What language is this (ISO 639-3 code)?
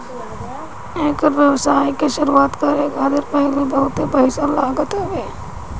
bho